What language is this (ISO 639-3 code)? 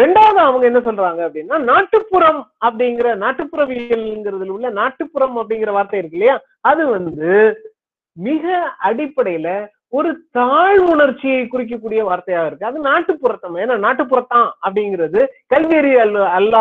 tam